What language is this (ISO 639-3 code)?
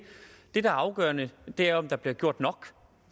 dan